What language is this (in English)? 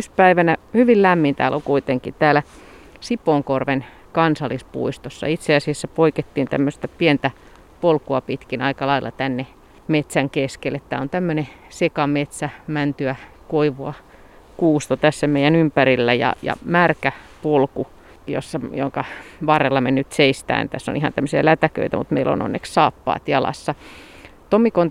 Finnish